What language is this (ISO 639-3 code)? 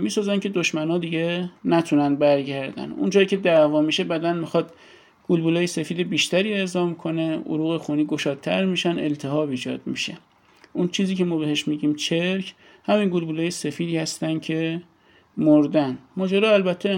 fas